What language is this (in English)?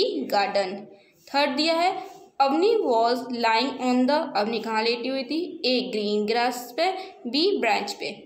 Hindi